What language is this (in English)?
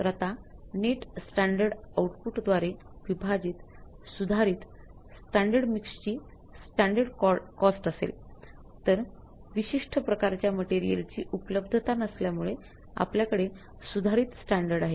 Marathi